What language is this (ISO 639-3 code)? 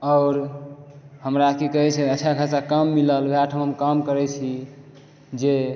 mai